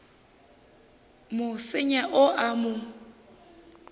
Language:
Northern Sotho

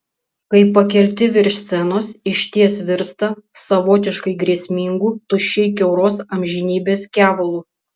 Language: Lithuanian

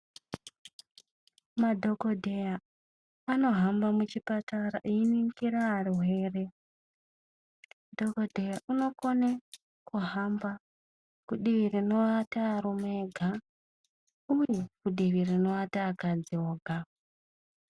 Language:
Ndau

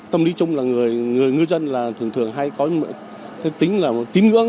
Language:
Vietnamese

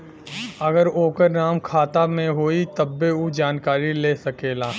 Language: Bhojpuri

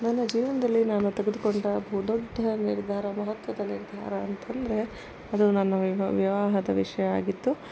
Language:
Kannada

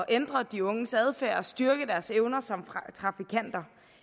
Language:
Danish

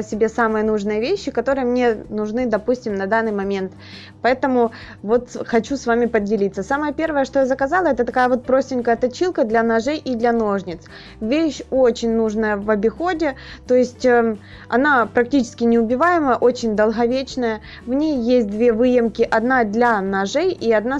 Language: Russian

